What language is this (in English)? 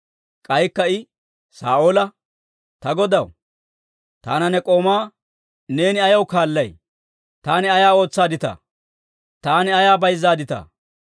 Dawro